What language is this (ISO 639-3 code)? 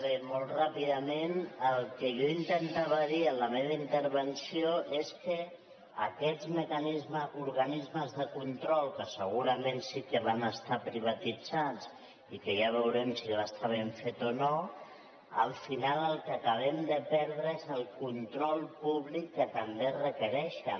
cat